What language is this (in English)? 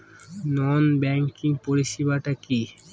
Bangla